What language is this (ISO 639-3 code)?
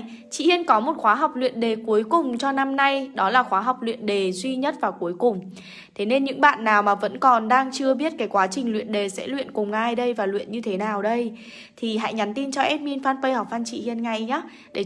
vie